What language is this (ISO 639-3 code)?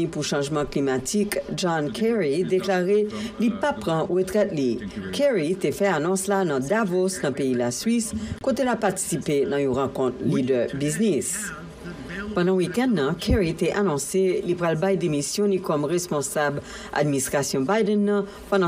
fra